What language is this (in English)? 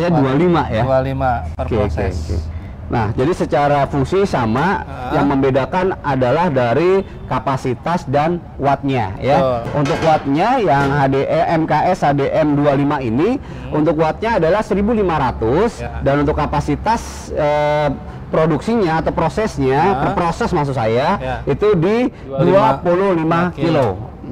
Indonesian